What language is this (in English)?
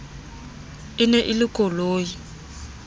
Southern Sotho